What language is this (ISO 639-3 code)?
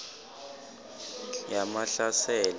ssw